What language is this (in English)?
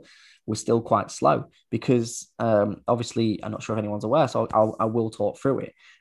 English